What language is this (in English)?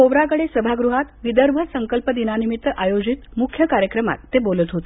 Marathi